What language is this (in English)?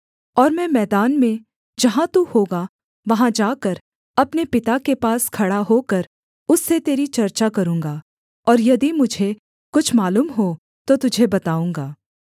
Hindi